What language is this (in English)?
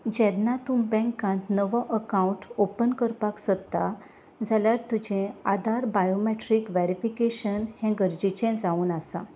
Konkani